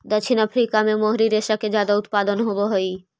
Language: Magahi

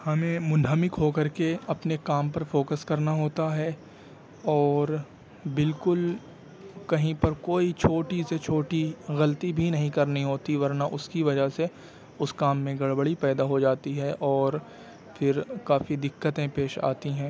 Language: Urdu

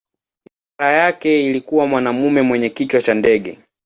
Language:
Swahili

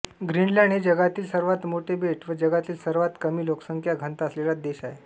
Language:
Marathi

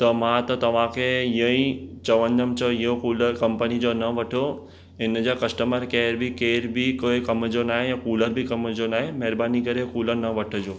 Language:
Sindhi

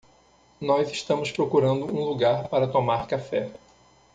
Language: Portuguese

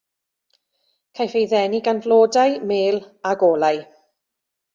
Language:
Welsh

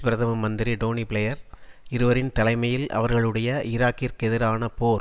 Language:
Tamil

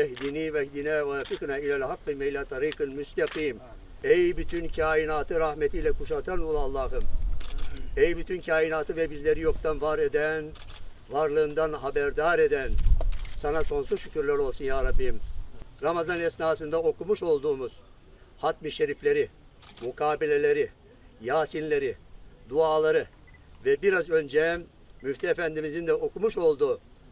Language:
Turkish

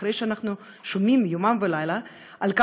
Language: Hebrew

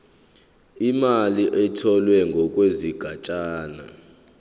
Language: Zulu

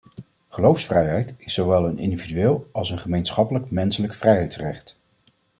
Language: Dutch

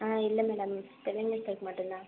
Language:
Tamil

